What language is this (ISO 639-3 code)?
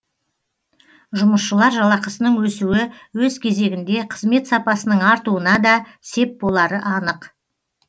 kaz